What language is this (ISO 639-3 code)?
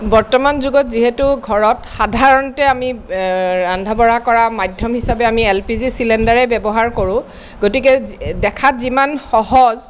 asm